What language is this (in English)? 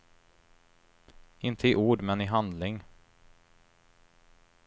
Swedish